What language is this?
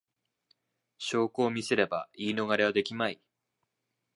Japanese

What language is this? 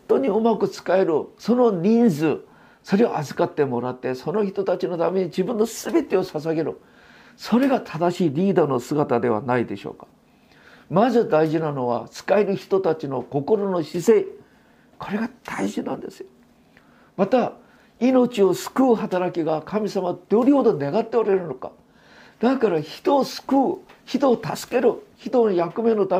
Japanese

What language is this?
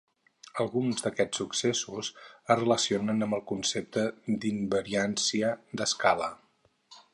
Catalan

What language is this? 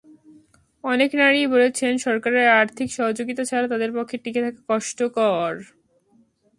Bangla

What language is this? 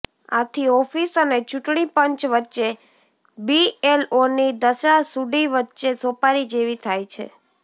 Gujarati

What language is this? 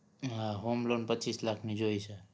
Gujarati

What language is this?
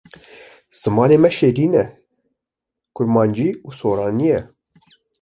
Kurdish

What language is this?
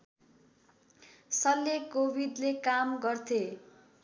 Nepali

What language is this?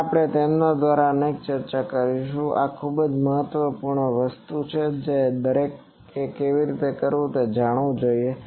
Gujarati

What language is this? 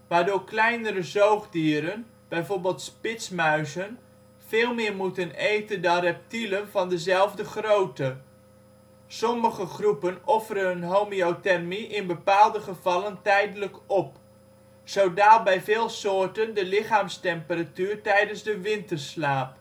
Dutch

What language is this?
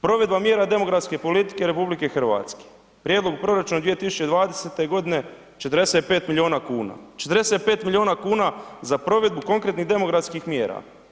Croatian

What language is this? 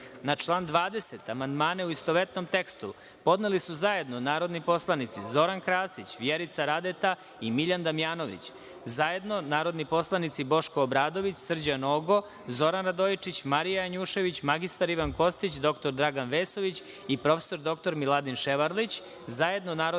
Serbian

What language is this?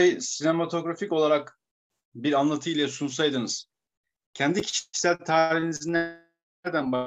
Turkish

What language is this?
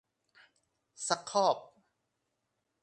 Thai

